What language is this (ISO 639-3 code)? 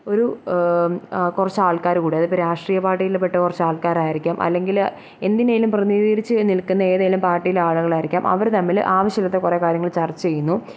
mal